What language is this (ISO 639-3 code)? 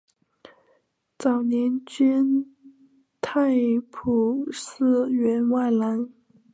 zho